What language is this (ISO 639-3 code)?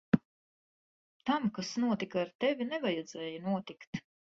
lav